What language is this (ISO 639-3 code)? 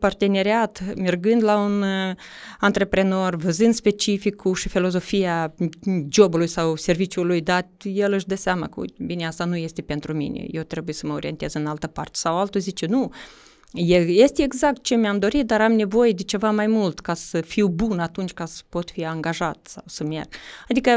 ron